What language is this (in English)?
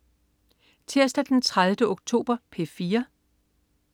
Danish